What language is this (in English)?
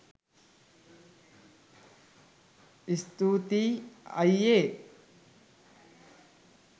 Sinhala